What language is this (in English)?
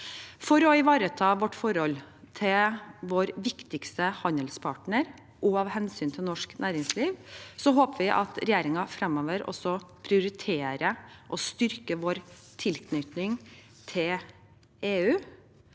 Norwegian